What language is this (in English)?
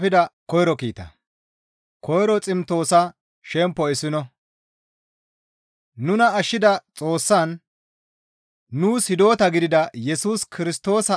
Gamo